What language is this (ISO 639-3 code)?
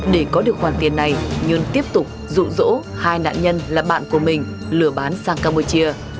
vie